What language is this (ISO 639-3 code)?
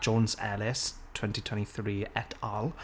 cym